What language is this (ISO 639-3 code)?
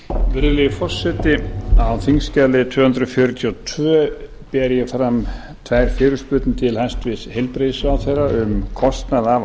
isl